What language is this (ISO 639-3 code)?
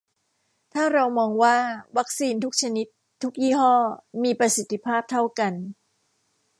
tha